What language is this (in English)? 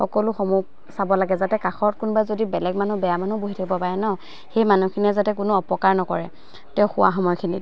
Assamese